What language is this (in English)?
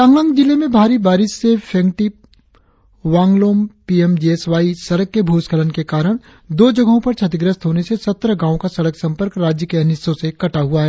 Hindi